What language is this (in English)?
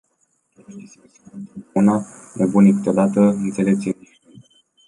Romanian